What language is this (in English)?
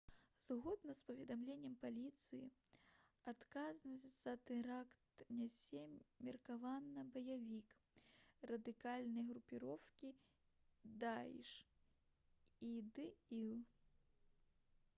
Belarusian